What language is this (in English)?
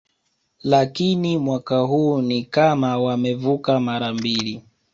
Swahili